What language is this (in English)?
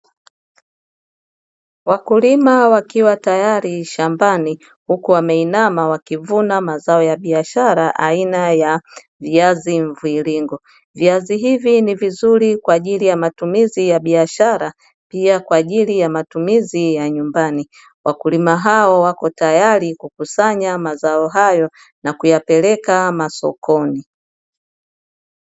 Swahili